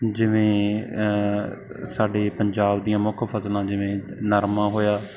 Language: Punjabi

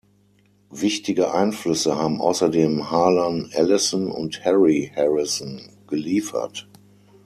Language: German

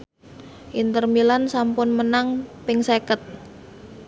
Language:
Javanese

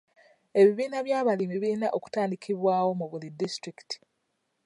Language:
Ganda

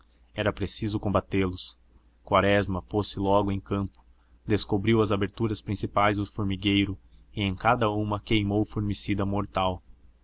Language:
Portuguese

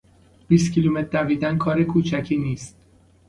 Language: Persian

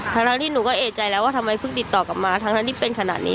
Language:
Thai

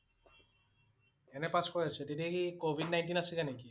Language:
Assamese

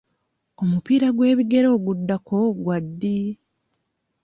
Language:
Ganda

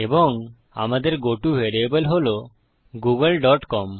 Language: Bangla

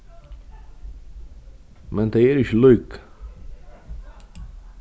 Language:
Faroese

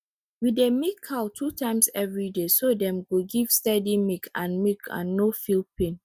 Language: Nigerian Pidgin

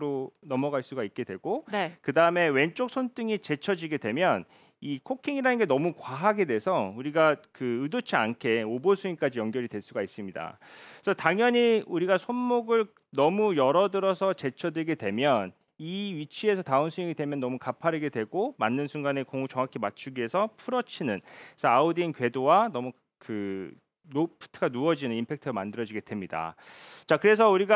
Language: Korean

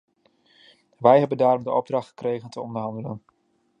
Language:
Dutch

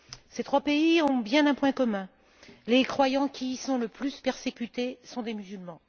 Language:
French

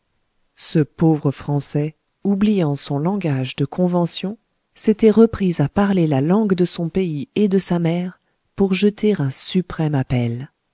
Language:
French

